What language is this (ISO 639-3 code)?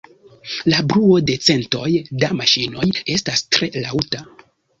epo